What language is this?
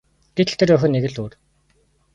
Mongolian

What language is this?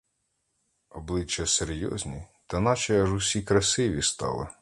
Ukrainian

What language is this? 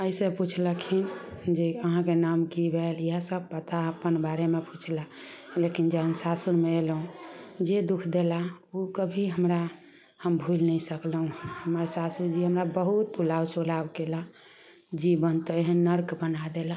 Maithili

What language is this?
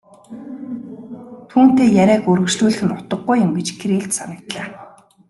Mongolian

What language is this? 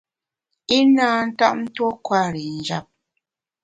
Bamun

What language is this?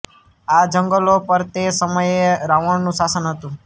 Gujarati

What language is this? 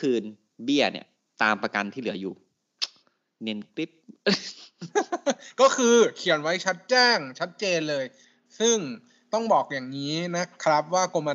Thai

